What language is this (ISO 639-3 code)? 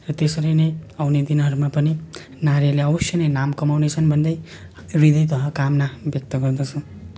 nep